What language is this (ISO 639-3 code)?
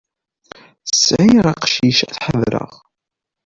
kab